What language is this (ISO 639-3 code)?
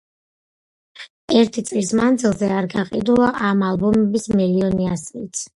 kat